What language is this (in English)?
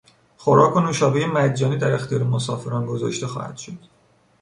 Persian